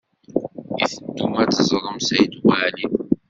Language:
Kabyle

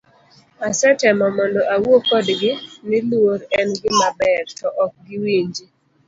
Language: Luo (Kenya and Tanzania)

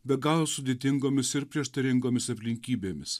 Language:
Lithuanian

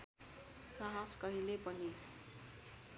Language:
Nepali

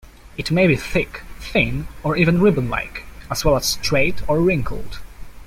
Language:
English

